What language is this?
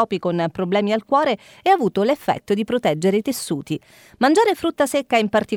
Italian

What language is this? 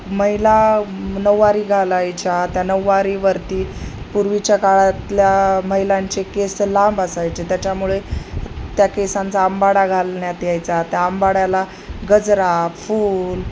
Marathi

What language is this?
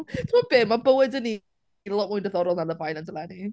Welsh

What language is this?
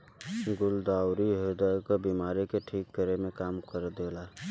Bhojpuri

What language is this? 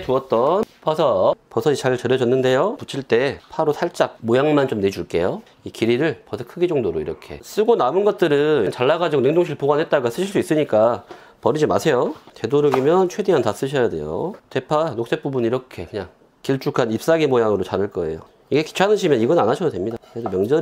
Korean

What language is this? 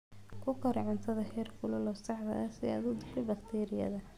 Somali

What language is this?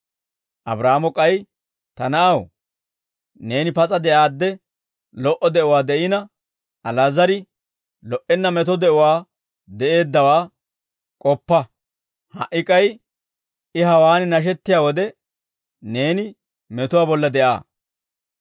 Dawro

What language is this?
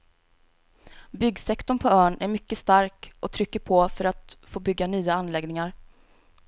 Swedish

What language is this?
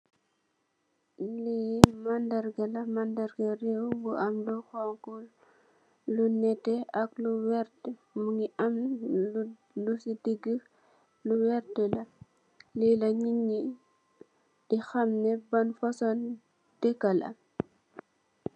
Wolof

